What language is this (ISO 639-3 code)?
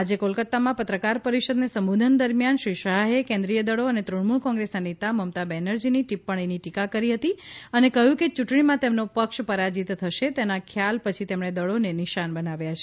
guj